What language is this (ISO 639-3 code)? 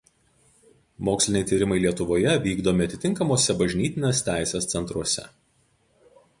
lit